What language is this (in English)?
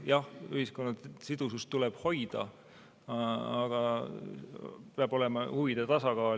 Estonian